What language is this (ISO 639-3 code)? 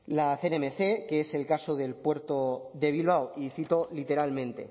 spa